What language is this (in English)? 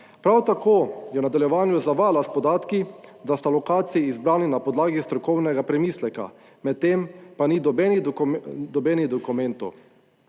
Slovenian